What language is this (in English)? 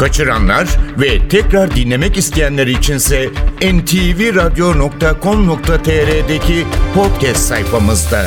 Turkish